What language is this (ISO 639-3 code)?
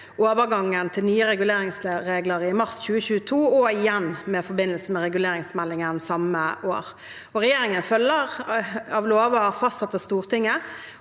nor